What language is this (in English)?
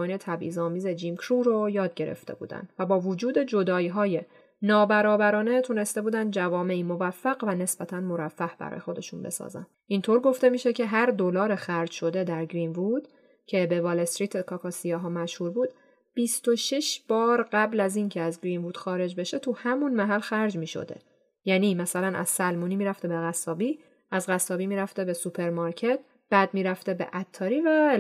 Persian